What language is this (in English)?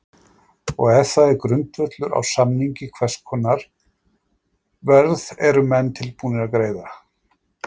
Icelandic